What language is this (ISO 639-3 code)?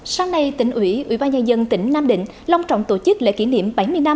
vie